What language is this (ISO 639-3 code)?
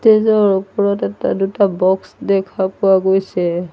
asm